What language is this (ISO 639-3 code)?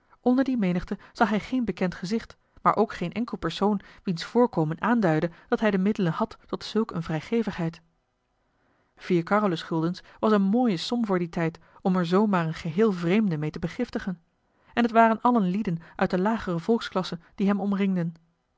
nld